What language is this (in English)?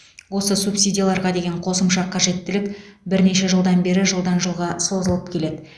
Kazakh